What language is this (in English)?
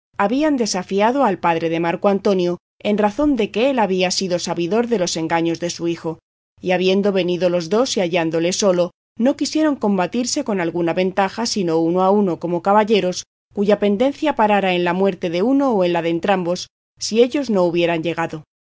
Spanish